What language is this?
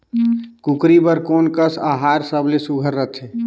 Chhattisgarhi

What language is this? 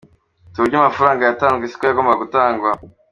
Kinyarwanda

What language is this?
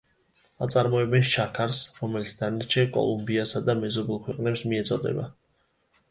Georgian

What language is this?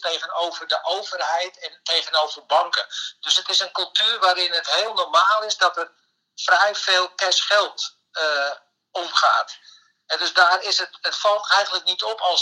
Dutch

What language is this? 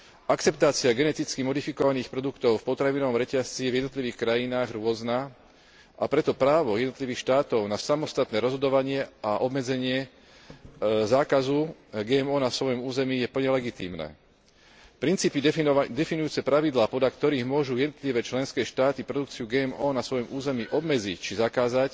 Slovak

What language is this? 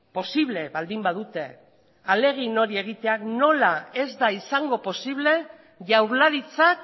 Basque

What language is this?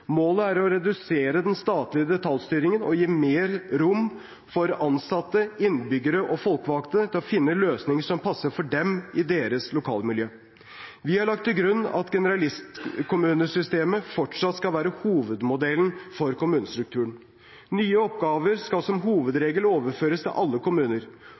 Norwegian Bokmål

